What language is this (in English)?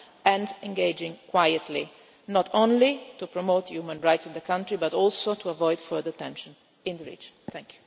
English